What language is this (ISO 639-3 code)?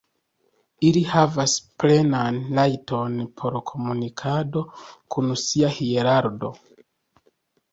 epo